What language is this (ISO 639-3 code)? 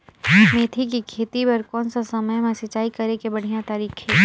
hne